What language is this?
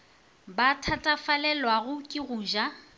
Northern Sotho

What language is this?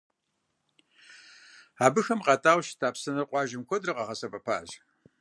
Kabardian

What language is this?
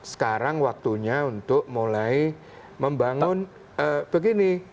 Indonesian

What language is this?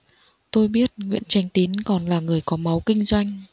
Vietnamese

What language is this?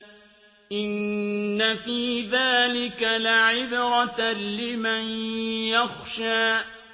Arabic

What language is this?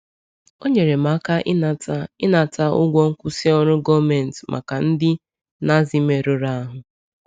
Igbo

